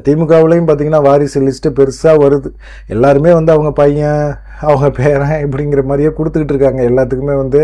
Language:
Tamil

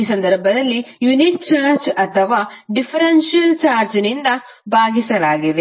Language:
Kannada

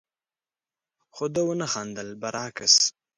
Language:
Pashto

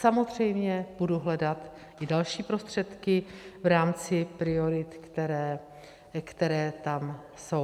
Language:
Czech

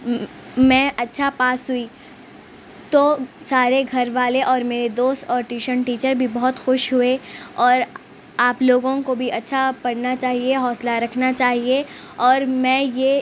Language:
Urdu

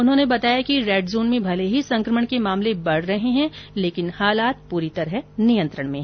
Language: Hindi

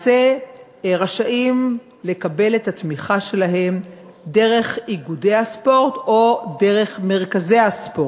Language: Hebrew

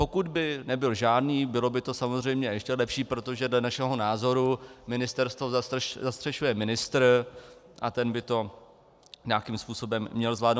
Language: Czech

